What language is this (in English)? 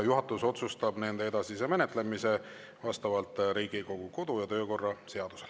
Estonian